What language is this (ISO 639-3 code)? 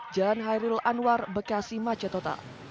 ind